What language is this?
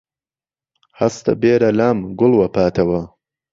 Central Kurdish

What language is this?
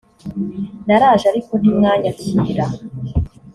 Kinyarwanda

